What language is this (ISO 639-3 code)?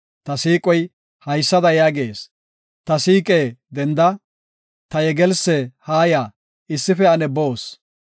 gof